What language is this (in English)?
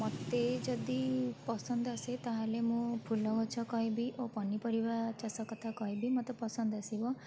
Odia